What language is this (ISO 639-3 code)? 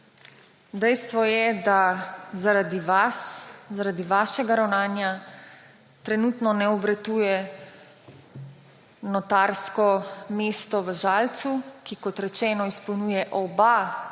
slv